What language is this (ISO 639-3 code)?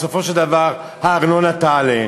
heb